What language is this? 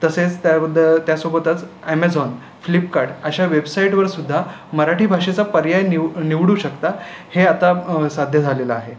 Marathi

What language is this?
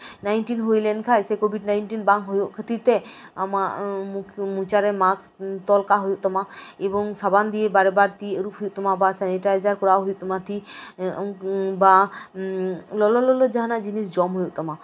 Santali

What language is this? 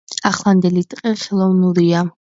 Georgian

